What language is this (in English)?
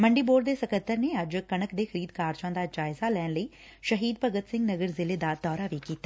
Punjabi